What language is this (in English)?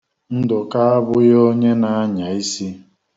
Igbo